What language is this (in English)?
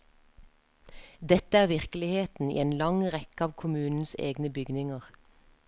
Norwegian